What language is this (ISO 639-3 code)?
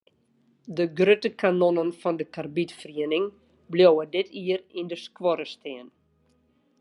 fry